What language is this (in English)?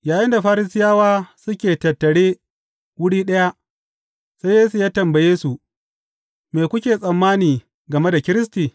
Hausa